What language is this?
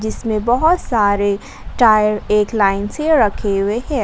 Hindi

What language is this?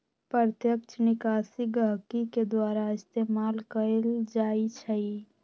Magahi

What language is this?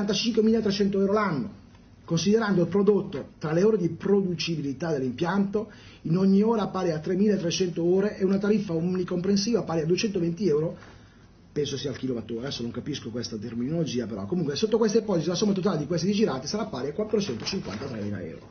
Italian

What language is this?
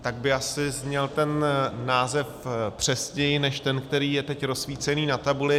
Czech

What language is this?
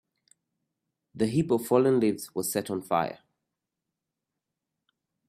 English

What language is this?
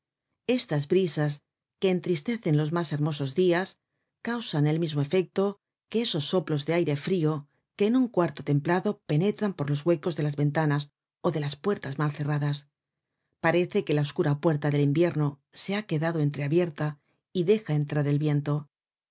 Spanish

